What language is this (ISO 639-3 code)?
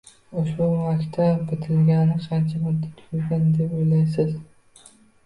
uzb